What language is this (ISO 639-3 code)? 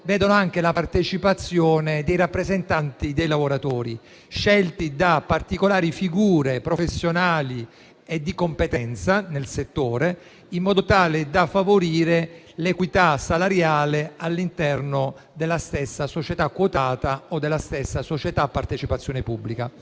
ita